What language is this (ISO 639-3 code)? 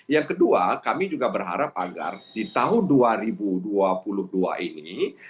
ind